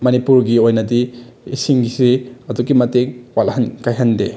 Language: Manipuri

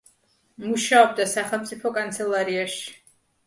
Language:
Georgian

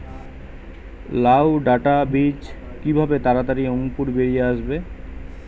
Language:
Bangla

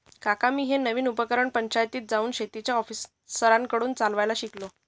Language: Marathi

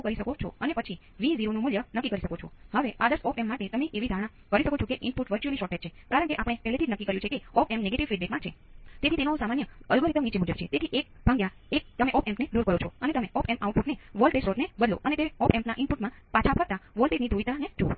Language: Gujarati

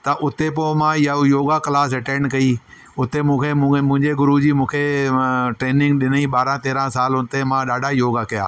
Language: Sindhi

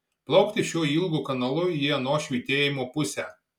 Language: Lithuanian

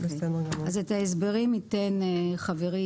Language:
Hebrew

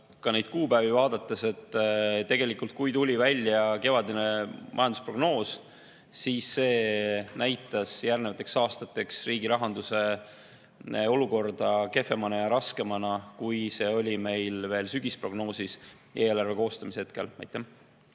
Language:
Estonian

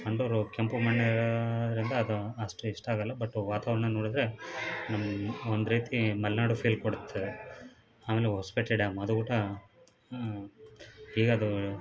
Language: Kannada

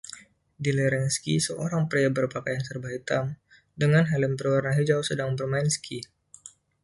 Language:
Indonesian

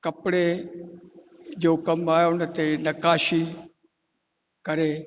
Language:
Sindhi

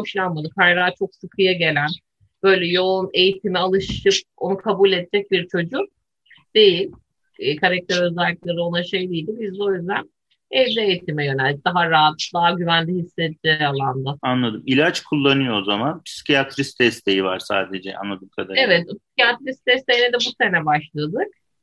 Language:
Turkish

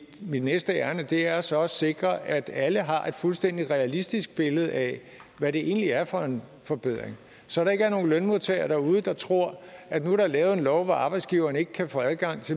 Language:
Danish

